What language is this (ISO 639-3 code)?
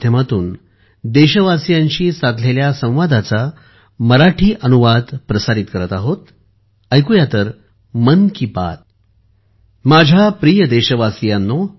mar